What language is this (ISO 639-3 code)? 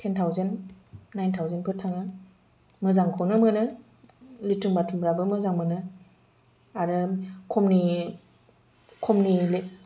brx